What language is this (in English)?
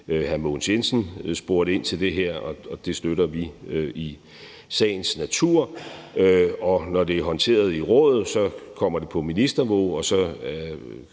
Danish